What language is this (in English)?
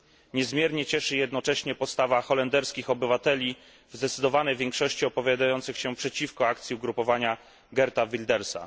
Polish